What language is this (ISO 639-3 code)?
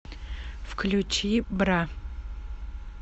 rus